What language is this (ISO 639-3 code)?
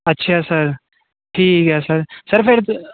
pan